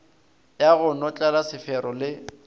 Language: Northern Sotho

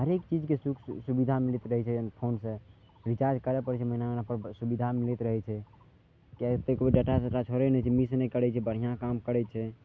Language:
Maithili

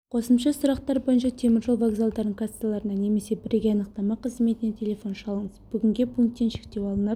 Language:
Kazakh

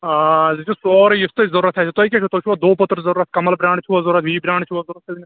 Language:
Kashmiri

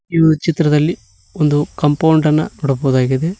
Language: Kannada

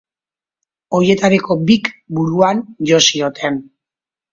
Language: Basque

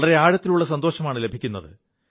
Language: Malayalam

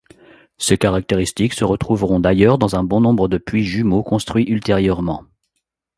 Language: French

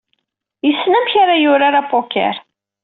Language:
Kabyle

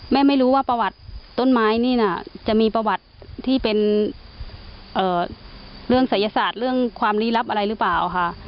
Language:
Thai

